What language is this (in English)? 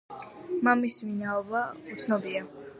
Georgian